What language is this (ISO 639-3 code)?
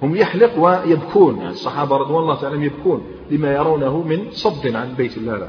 ara